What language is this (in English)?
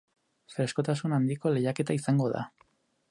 Basque